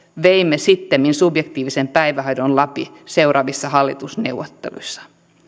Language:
Finnish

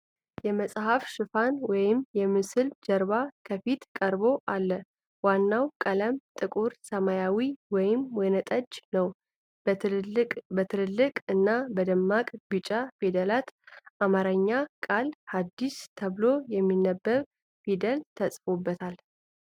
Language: Amharic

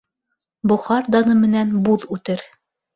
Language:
Bashkir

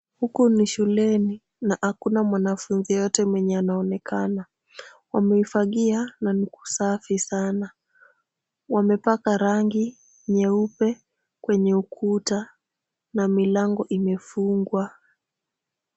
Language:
Swahili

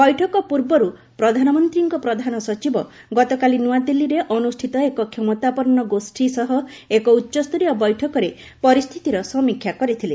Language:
Odia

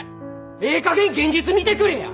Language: Japanese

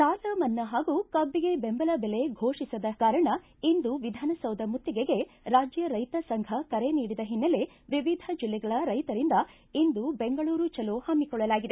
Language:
Kannada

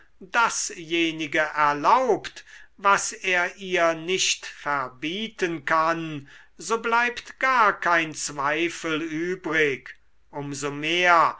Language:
German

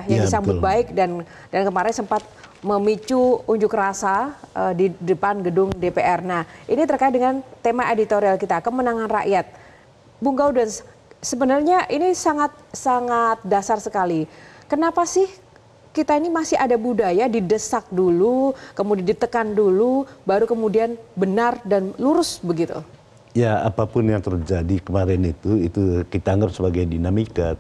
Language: Indonesian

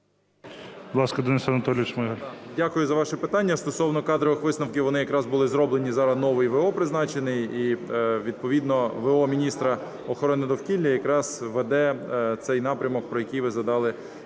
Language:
Ukrainian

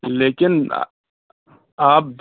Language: Urdu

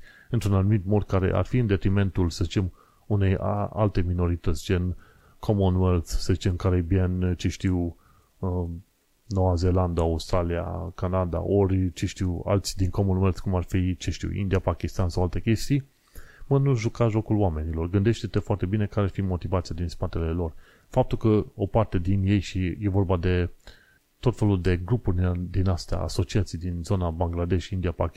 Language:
Romanian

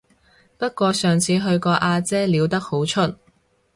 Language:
Cantonese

